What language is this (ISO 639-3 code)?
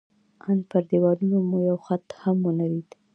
pus